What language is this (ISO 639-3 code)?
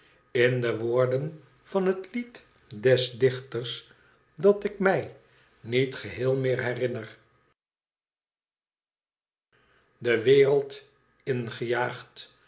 nld